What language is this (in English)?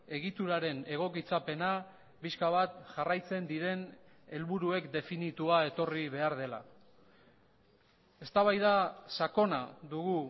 Basque